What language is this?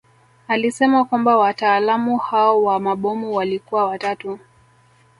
Swahili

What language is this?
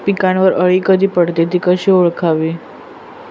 Marathi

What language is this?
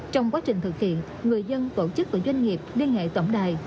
Vietnamese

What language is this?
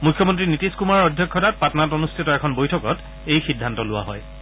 Assamese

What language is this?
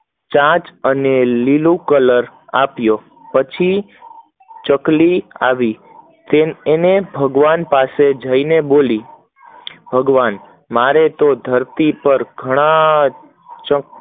Gujarati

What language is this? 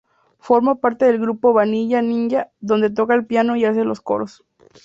Spanish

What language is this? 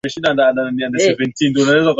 Swahili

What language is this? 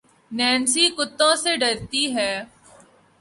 Urdu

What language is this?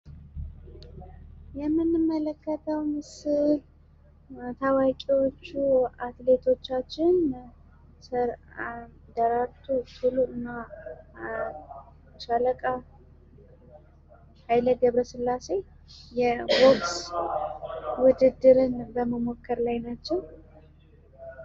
Amharic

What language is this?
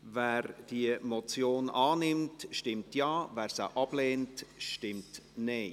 Swiss German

